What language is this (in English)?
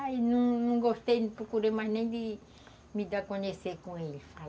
Portuguese